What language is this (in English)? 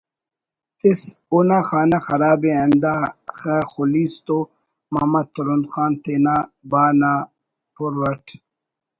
Brahui